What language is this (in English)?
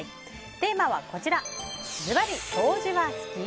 Japanese